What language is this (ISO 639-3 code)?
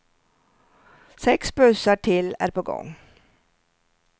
swe